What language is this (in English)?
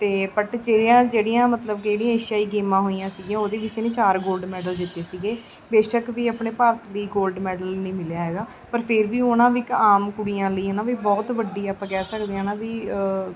Punjabi